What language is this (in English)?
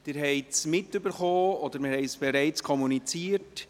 Swiss German